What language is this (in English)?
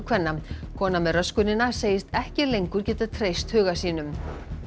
Icelandic